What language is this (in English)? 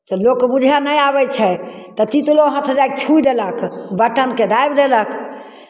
Maithili